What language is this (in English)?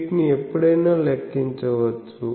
Telugu